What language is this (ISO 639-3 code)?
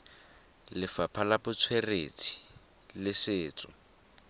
tsn